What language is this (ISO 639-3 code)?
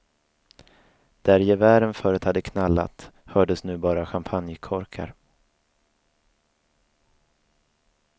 swe